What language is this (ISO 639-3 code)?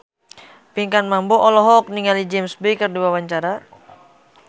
sun